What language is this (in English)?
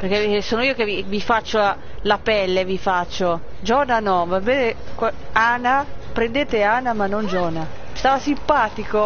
Italian